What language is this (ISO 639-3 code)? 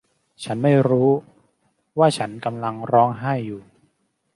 tha